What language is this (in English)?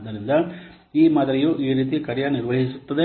Kannada